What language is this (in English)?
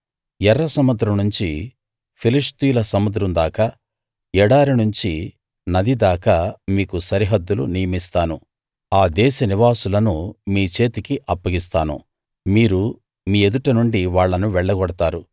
Telugu